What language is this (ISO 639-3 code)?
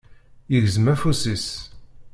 kab